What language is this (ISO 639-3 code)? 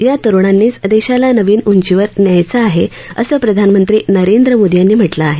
mar